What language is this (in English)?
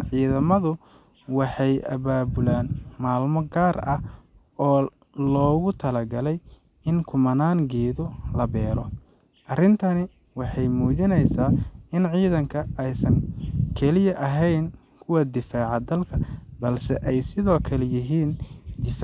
Somali